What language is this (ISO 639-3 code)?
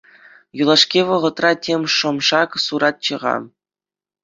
chv